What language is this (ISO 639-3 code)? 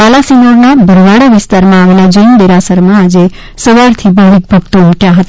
guj